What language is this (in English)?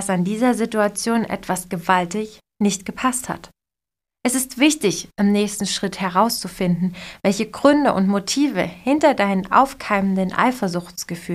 German